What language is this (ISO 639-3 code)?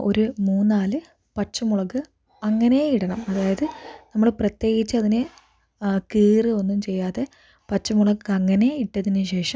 mal